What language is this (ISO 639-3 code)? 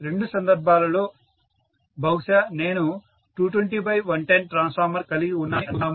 tel